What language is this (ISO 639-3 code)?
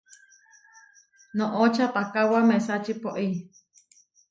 var